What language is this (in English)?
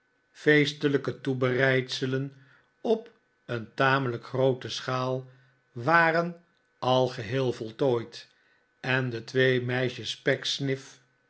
Dutch